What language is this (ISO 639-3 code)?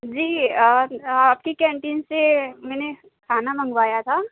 urd